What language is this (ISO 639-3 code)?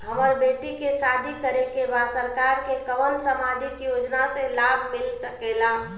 bho